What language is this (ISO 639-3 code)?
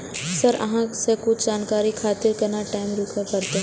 mai